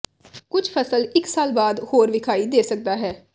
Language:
Punjabi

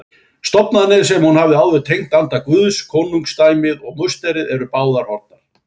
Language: Icelandic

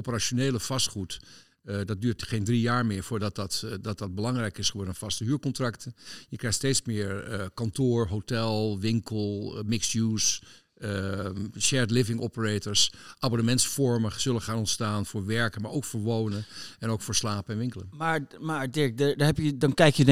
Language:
Dutch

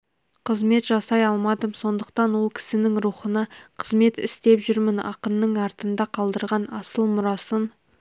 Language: Kazakh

